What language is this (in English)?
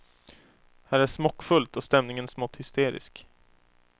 Swedish